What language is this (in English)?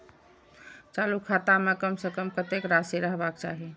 Maithili